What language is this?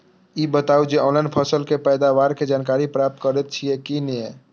Maithili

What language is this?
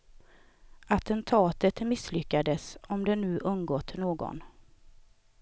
Swedish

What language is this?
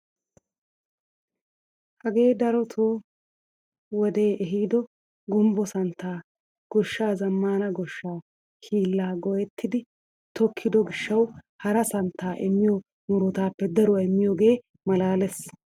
Wolaytta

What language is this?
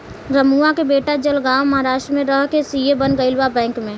Bhojpuri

